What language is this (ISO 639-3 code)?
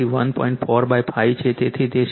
guj